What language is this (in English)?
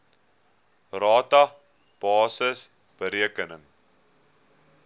Afrikaans